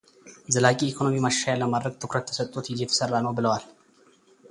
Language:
Amharic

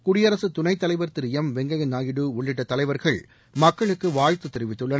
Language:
Tamil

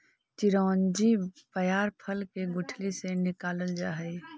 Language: Magahi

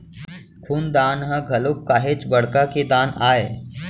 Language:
Chhattisgarhi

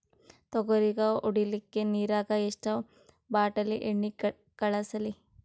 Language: Kannada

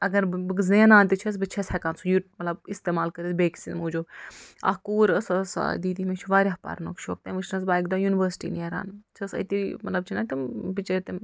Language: Kashmiri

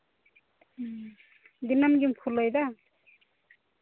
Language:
Santali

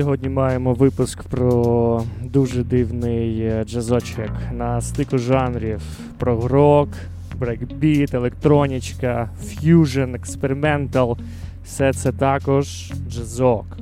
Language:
Ukrainian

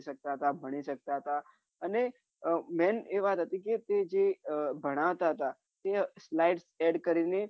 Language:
Gujarati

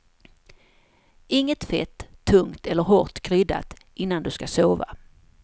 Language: Swedish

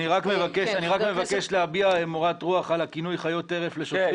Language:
Hebrew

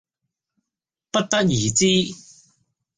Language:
Cantonese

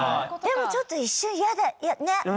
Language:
Japanese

